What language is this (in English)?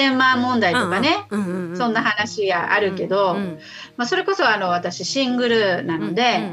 Japanese